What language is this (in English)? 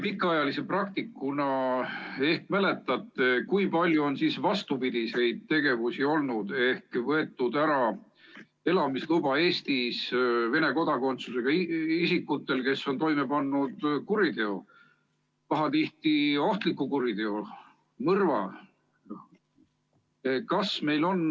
Estonian